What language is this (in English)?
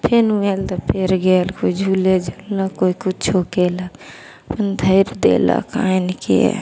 Maithili